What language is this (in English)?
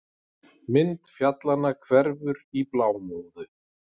Icelandic